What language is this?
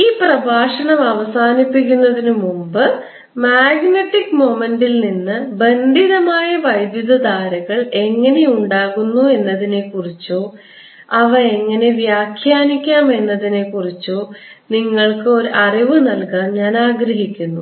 Malayalam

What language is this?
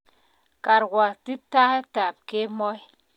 Kalenjin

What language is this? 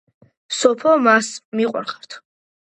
Georgian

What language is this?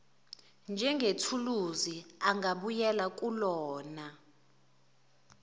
Zulu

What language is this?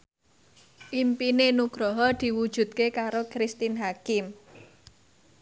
Javanese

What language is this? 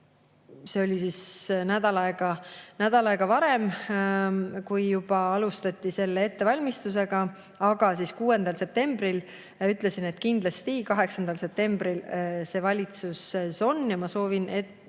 Estonian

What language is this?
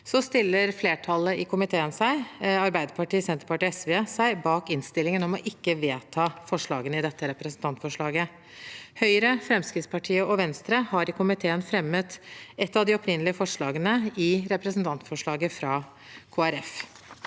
Norwegian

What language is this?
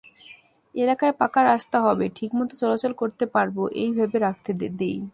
Bangla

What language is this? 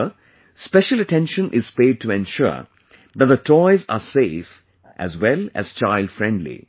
English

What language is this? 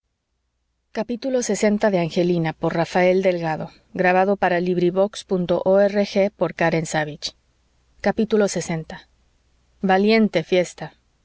Spanish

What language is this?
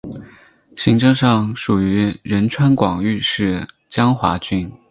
Chinese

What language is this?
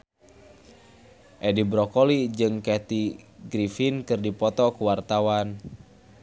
Sundanese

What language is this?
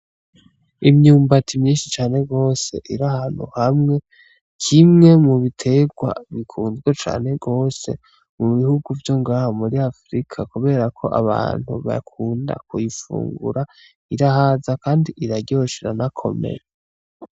Rundi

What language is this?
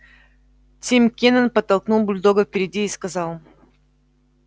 Russian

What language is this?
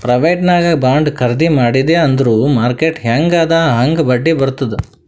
Kannada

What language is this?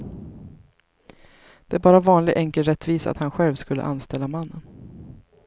Swedish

